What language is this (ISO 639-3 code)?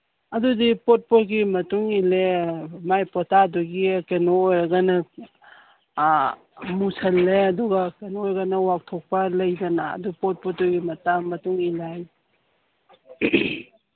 mni